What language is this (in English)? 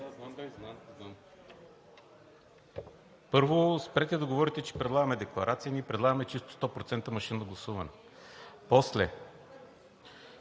Bulgarian